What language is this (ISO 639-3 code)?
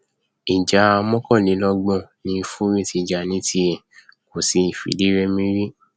yor